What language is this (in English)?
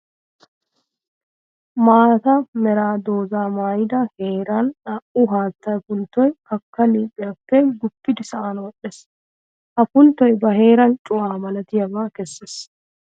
Wolaytta